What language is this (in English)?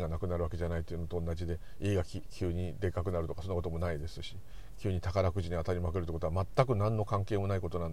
Japanese